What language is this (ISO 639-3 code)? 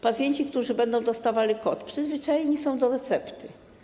pol